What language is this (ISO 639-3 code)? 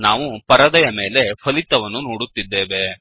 kan